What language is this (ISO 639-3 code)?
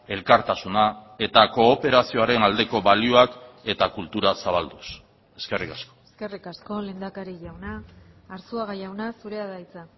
eus